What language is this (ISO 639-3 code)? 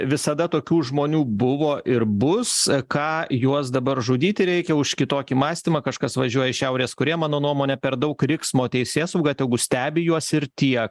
lit